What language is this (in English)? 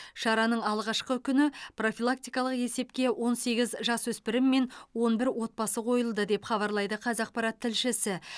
Kazakh